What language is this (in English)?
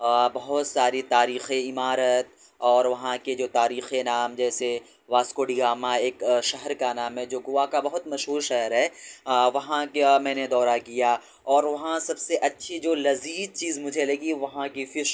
Urdu